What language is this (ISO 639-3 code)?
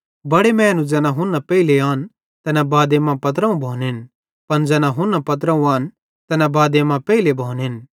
bhd